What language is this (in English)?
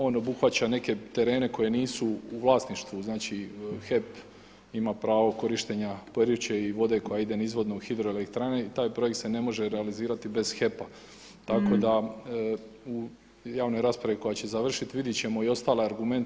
Croatian